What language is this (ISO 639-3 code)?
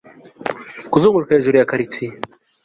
kin